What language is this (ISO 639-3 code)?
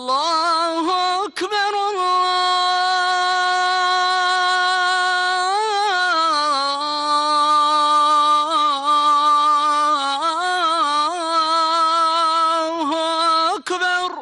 ara